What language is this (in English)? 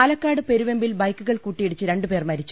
Malayalam